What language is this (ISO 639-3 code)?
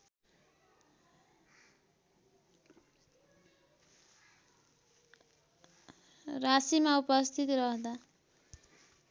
nep